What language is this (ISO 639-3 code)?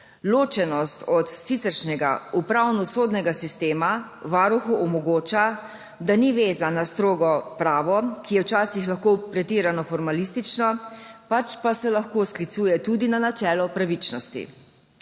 slv